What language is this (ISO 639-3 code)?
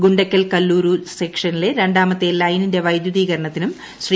mal